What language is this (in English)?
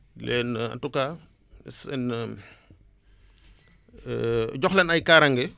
Wolof